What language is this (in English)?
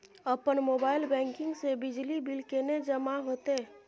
Maithili